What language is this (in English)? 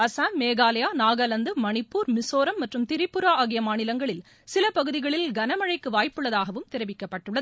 Tamil